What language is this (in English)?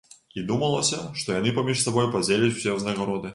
Belarusian